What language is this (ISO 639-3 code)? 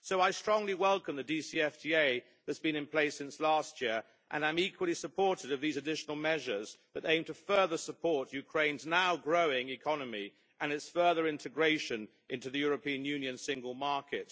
eng